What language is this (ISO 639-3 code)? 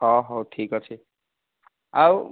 ori